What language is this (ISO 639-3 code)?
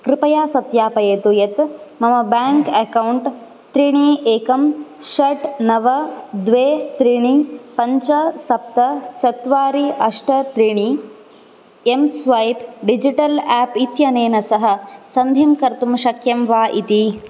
san